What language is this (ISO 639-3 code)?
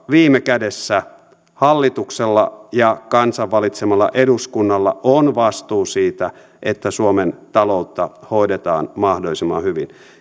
fin